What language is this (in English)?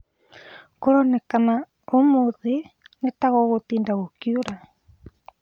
Kikuyu